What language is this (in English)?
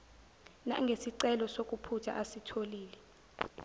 Zulu